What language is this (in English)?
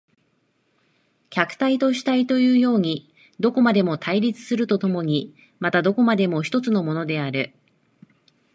Japanese